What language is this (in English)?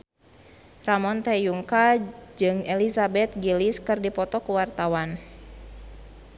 Sundanese